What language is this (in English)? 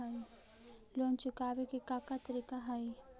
Magahi